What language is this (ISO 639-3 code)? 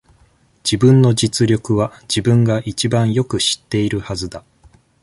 jpn